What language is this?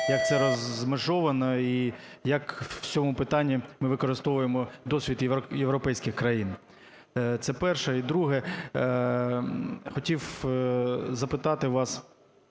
Ukrainian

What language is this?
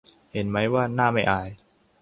Thai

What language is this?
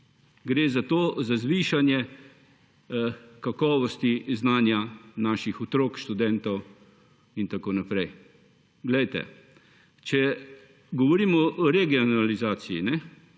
Slovenian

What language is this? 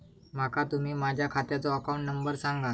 Marathi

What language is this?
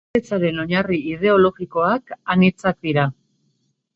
Basque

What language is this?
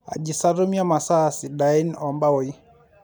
Masai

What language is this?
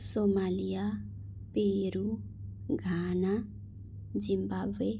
Nepali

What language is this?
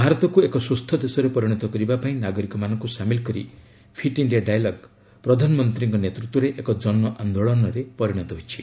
Odia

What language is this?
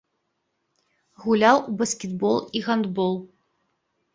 Belarusian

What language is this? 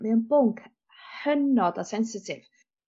Welsh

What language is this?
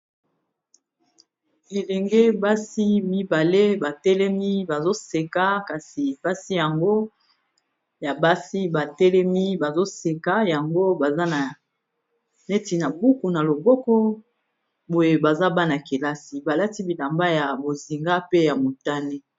Lingala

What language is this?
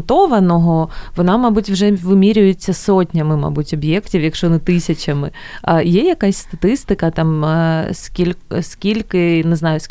Ukrainian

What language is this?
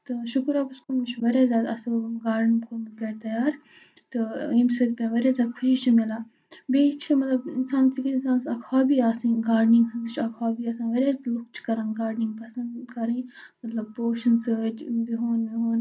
Kashmiri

